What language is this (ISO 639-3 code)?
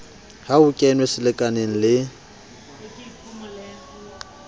sot